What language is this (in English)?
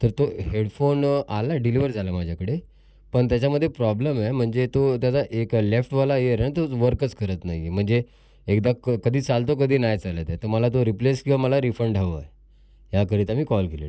Marathi